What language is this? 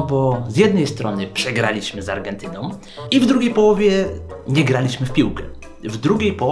Polish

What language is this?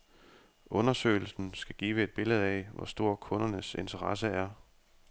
Danish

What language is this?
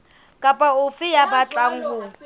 Southern Sotho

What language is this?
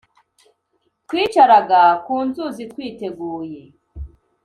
Kinyarwanda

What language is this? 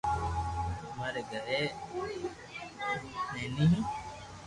Loarki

